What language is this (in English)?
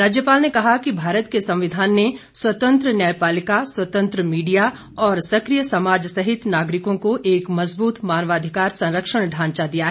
Hindi